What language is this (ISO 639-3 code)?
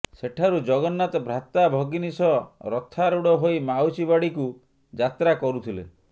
ori